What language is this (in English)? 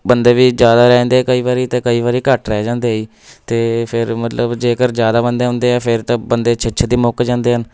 Punjabi